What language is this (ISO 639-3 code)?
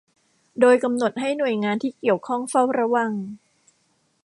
tha